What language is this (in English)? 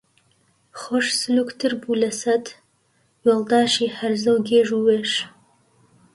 Central Kurdish